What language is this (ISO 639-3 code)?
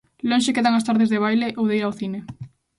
glg